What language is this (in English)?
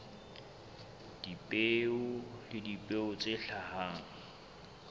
Southern Sotho